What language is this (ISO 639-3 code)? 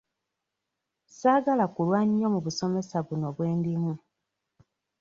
lug